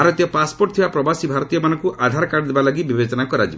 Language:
Odia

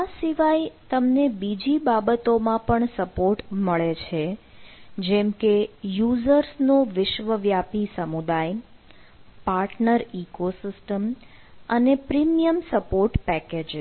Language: Gujarati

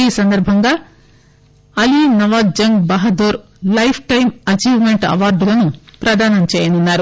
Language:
Telugu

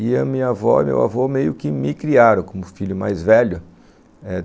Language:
Portuguese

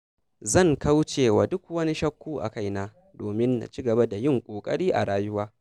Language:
Hausa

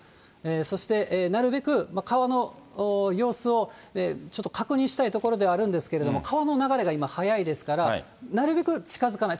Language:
Japanese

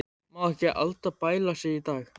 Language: Icelandic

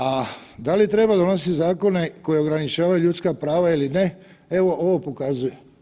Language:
Croatian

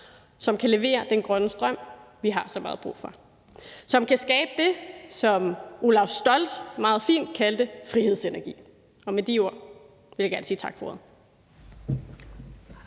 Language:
Danish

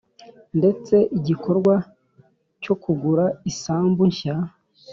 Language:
Kinyarwanda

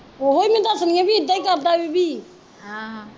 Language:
Punjabi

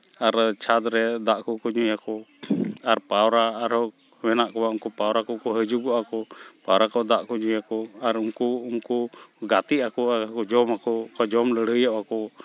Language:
Santali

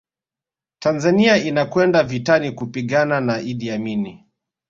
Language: Swahili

